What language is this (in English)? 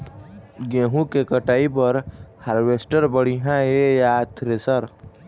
Chhattisgarhi